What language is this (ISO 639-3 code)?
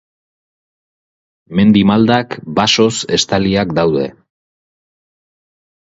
eus